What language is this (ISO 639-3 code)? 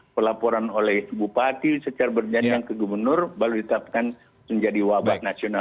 ind